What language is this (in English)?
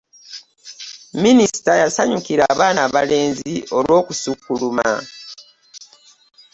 Ganda